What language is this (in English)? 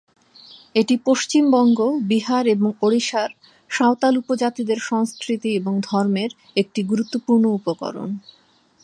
Bangla